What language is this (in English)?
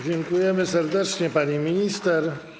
Polish